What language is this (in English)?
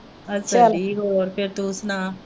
Punjabi